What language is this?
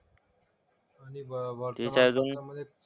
Marathi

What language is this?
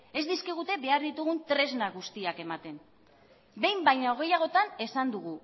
Basque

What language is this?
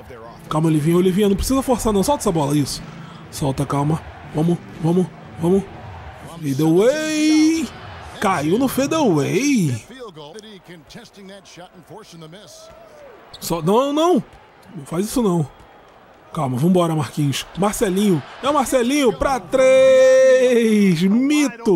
Portuguese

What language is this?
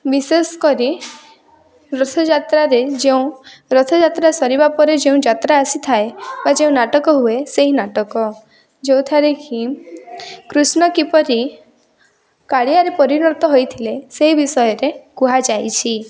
Odia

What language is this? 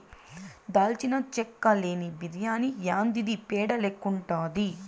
Telugu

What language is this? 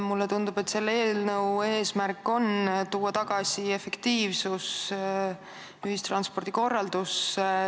Estonian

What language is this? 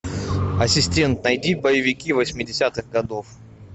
Russian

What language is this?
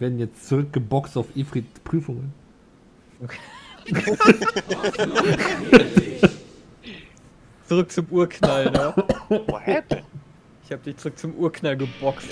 German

